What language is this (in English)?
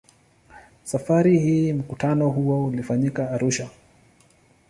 Swahili